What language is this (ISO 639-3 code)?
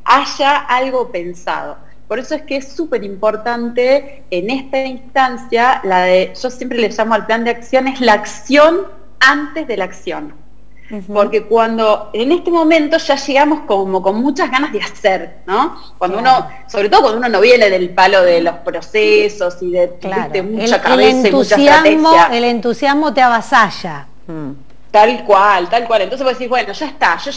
spa